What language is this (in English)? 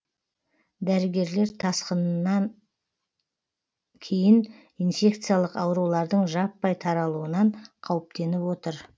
Kazakh